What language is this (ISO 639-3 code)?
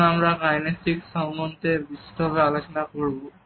ben